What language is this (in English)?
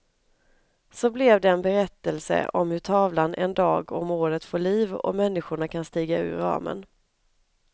Swedish